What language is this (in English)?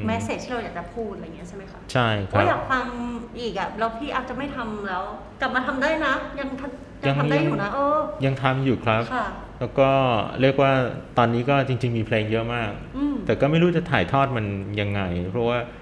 Thai